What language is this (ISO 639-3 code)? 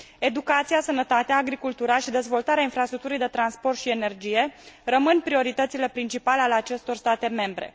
ron